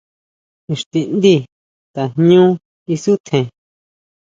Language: Huautla Mazatec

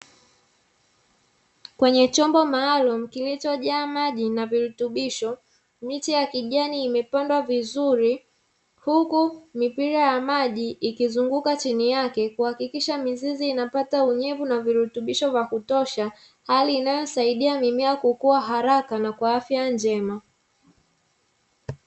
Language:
Swahili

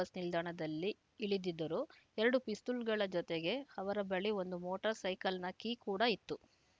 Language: Kannada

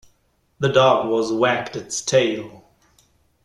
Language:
English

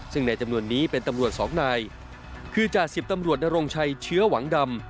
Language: Thai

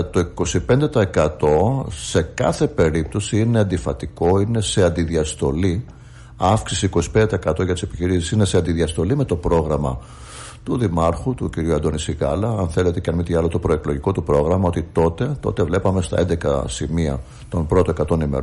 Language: Greek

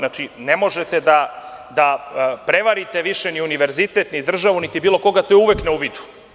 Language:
Serbian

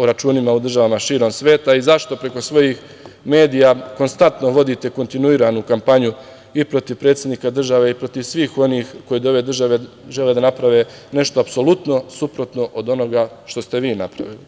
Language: Serbian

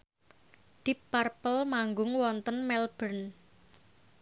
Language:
Javanese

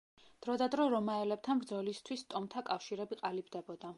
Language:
Georgian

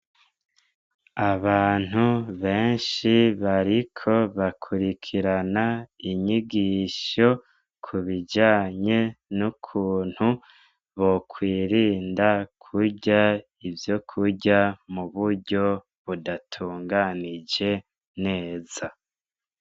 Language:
Rundi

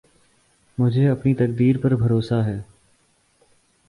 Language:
Urdu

